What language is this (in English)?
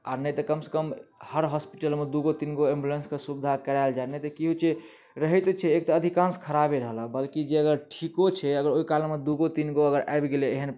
Maithili